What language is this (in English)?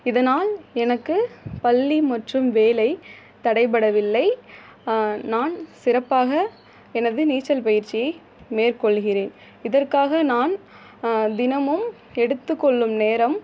Tamil